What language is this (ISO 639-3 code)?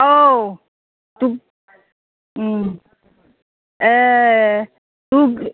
brx